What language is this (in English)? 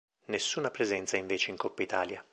Italian